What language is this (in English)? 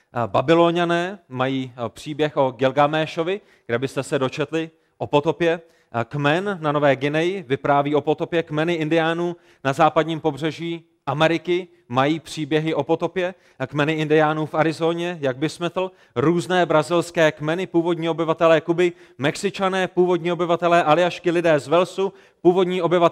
Czech